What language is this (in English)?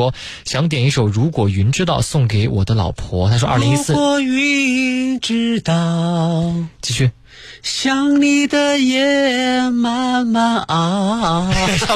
Chinese